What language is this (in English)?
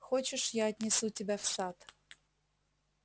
Russian